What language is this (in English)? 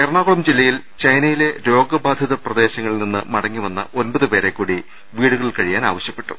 Malayalam